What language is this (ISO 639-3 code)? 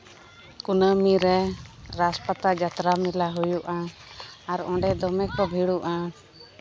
sat